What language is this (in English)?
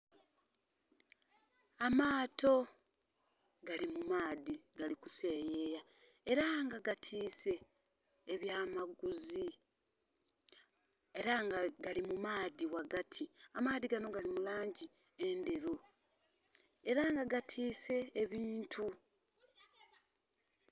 Soga